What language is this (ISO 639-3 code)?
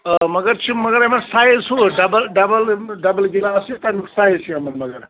kas